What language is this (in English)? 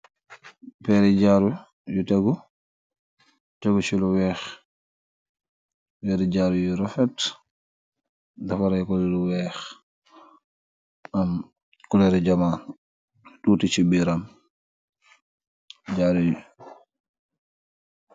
Wolof